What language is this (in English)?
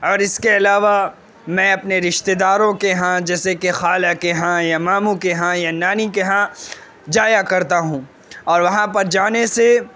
Urdu